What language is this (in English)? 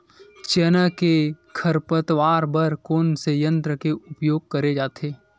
Chhattisgarhi